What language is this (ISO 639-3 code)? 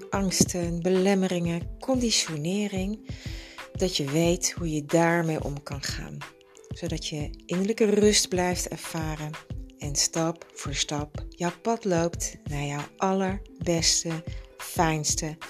nld